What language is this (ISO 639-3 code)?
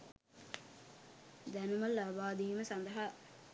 sin